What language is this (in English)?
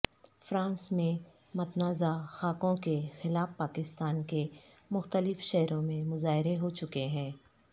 Urdu